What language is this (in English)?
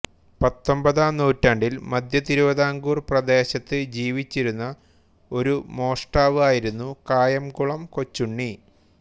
Malayalam